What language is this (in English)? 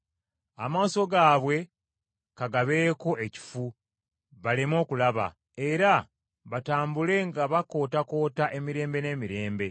Ganda